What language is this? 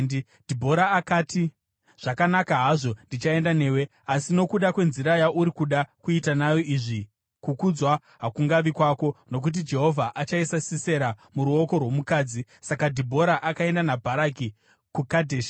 Shona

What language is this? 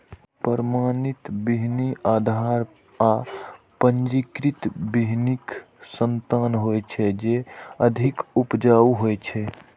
Maithili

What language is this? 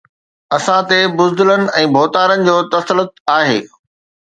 Sindhi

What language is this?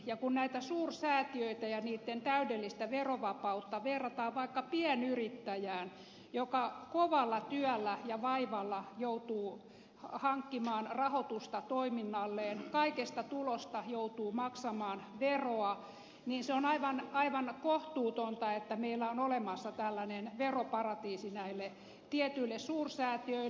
Finnish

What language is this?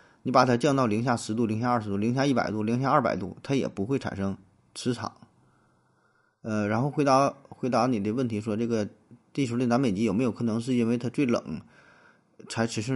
Chinese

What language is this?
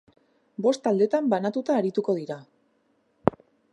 Basque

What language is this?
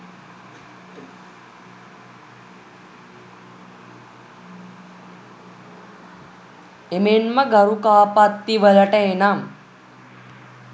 Sinhala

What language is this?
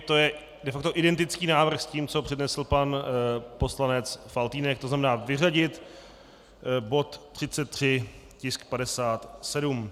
Czech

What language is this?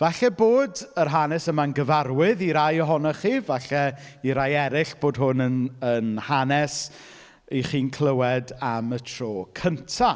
Welsh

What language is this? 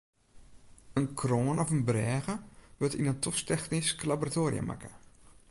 Western Frisian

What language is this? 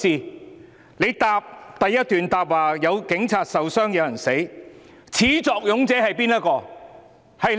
Cantonese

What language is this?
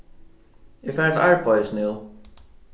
Faroese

